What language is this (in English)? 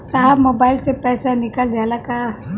Bhojpuri